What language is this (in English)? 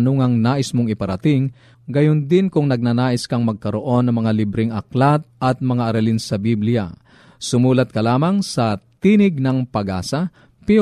Filipino